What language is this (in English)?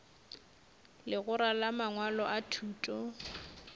Northern Sotho